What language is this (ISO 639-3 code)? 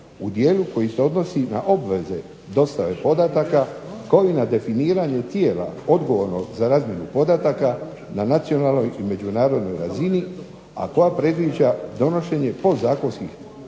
hrv